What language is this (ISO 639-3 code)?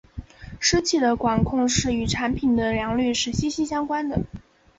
zho